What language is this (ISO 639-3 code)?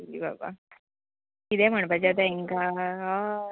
kok